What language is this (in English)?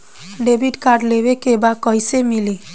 Bhojpuri